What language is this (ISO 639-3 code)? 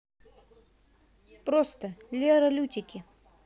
rus